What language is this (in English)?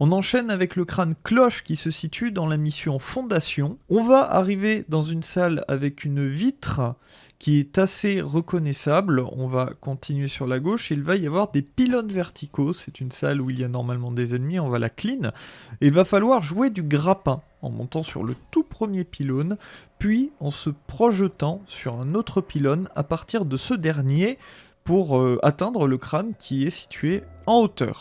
French